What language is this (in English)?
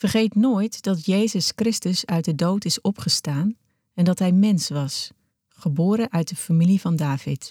Dutch